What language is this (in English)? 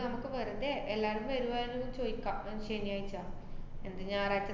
Malayalam